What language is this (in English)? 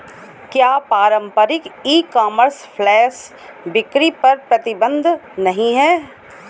Hindi